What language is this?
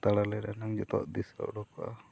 Santali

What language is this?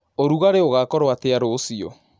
Kikuyu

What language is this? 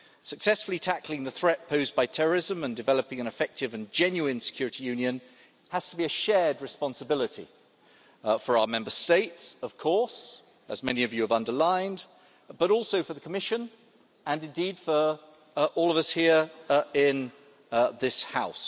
English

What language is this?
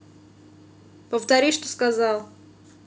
Russian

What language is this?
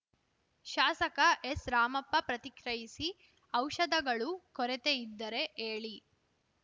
Kannada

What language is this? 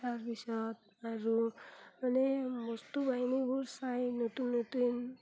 Assamese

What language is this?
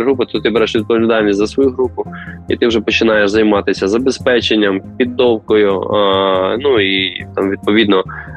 Ukrainian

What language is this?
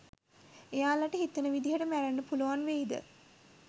Sinhala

